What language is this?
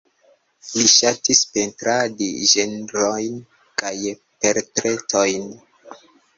Esperanto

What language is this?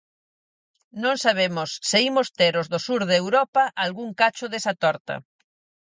Galician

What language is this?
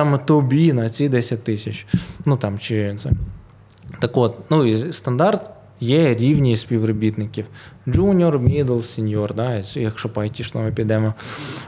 Ukrainian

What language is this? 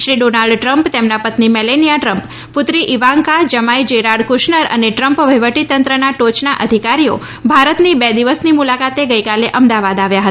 Gujarati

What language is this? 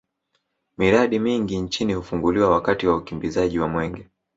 Swahili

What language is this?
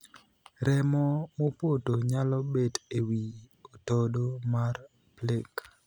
Luo (Kenya and Tanzania)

